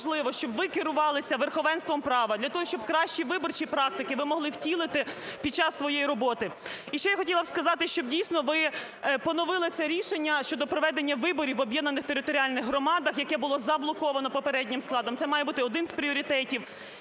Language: Ukrainian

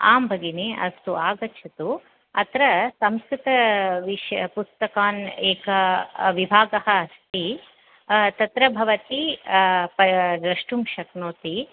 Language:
Sanskrit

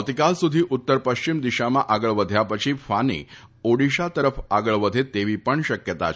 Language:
Gujarati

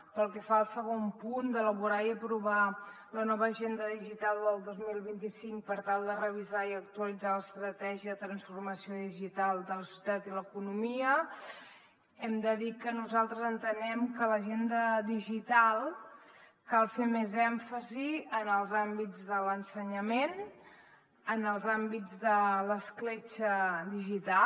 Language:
Catalan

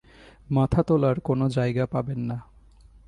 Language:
Bangla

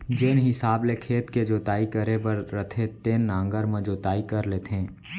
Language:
Chhattisgarhi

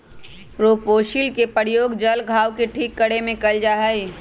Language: Magahi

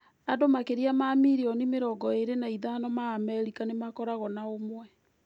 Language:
Kikuyu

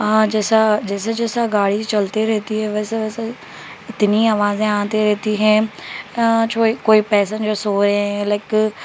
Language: Urdu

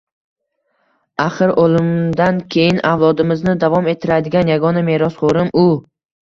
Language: Uzbek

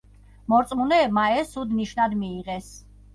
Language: Georgian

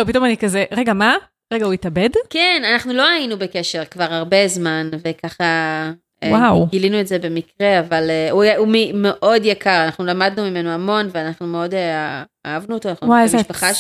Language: Hebrew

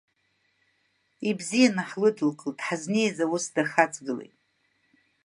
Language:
Abkhazian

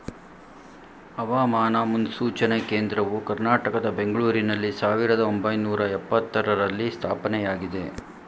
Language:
Kannada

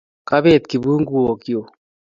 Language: Kalenjin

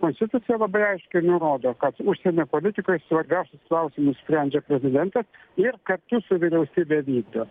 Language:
Lithuanian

